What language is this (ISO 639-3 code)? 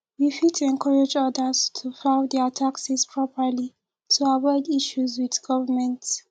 pcm